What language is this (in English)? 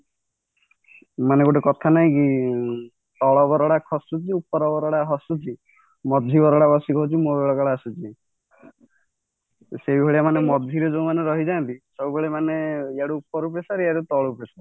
Odia